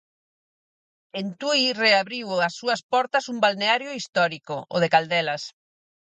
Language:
Galician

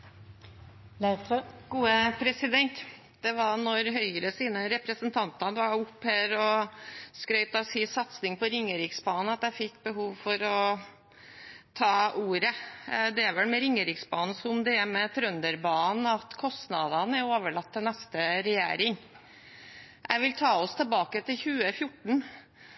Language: Norwegian Bokmål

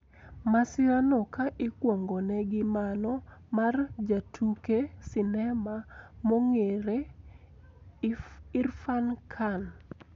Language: Luo (Kenya and Tanzania)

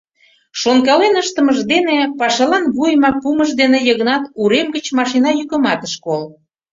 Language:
Mari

